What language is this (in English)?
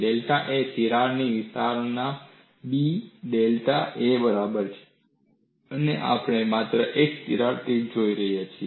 Gujarati